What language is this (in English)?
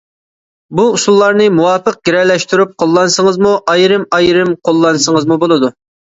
Uyghur